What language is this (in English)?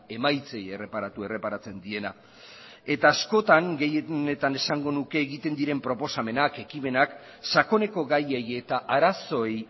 Basque